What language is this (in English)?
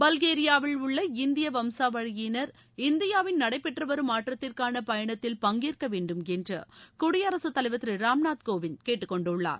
Tamil